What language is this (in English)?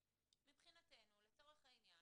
Hebrew